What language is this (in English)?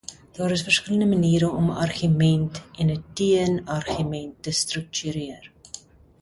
Afrikaans